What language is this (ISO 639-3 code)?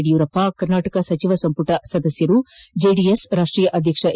kan